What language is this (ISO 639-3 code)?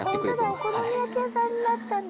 jpn